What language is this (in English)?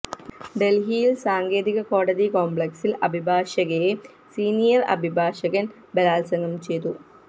Malayalam